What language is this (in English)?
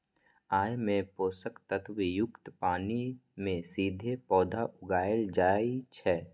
Maithili